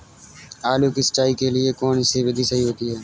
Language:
Hindi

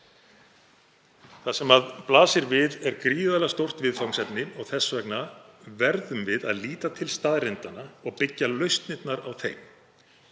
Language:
Icelandic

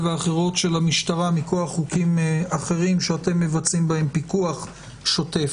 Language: Hebrew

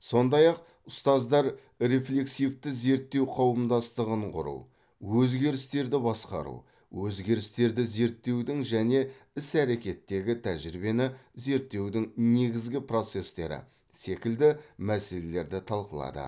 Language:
Kazakh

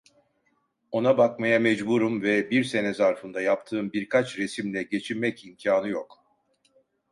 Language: Turkish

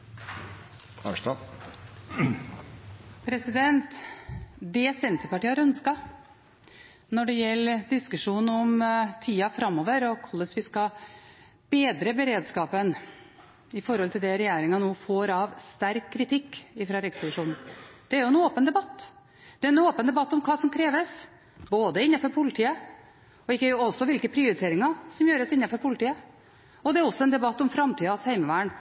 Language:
Norwegian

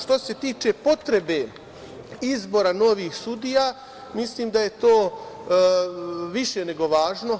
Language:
Serbian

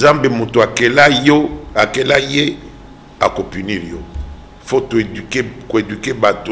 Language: French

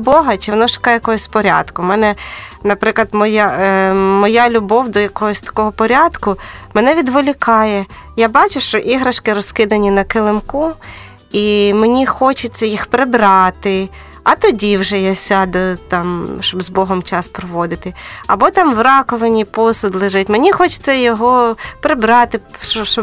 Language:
Ukrainian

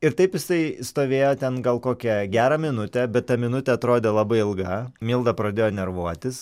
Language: Lithuanian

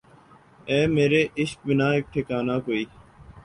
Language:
Urdu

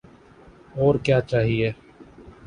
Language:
Urdu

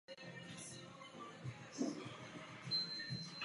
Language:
Czech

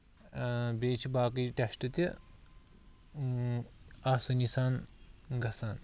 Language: Kashmiri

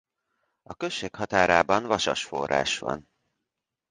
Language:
Hungarian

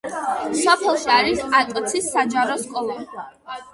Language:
Georgian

